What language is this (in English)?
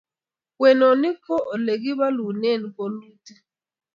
Kalenjin